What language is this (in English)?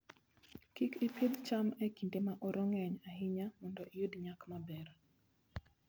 Luo (Kenya and Tanzania)